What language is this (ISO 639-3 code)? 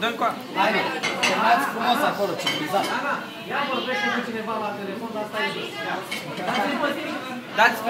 ron